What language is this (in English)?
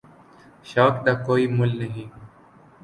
Urdu